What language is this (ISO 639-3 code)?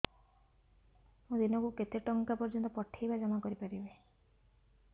ori